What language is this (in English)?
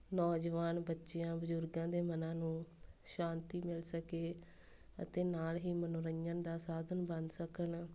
Punjabi